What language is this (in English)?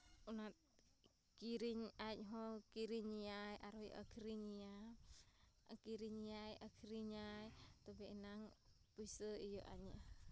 Santali